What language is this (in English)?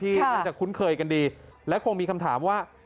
Thai